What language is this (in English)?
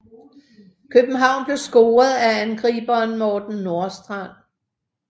Danish